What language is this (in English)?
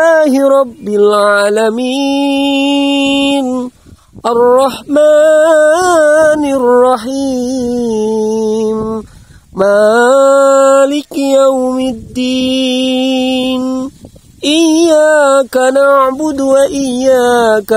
Indonesian